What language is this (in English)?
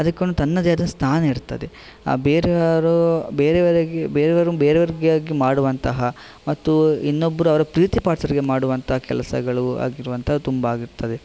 Kannada